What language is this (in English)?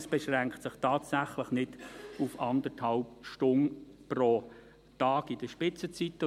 Swiss German